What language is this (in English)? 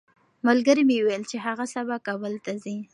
Pashto